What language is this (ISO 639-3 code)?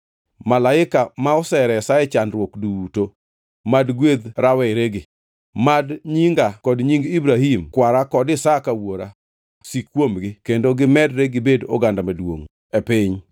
luo